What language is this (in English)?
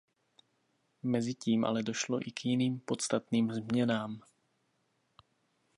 Czech